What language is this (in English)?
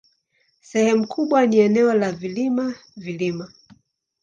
Swahili